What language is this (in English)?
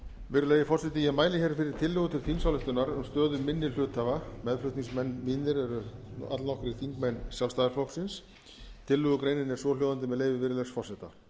Icelandic